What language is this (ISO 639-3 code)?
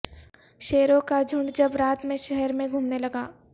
urd